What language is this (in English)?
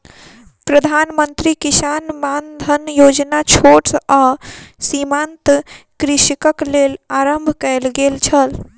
Maithili